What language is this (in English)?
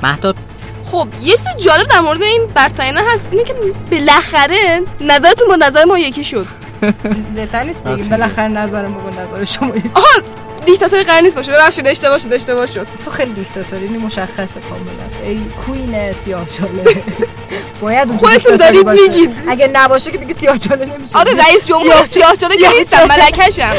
Persian